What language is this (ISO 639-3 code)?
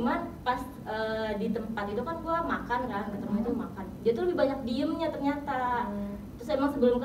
ind